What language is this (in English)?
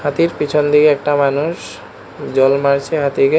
Bangla